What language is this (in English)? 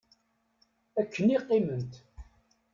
Kabyle